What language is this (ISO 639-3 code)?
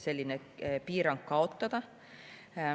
est